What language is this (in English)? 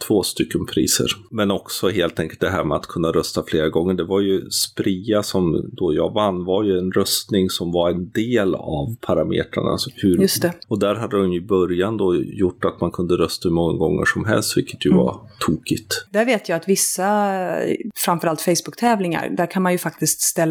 Swedish